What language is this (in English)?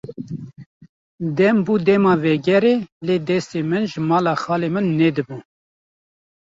Kurdish